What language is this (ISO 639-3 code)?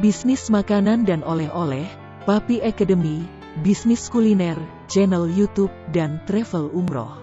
ind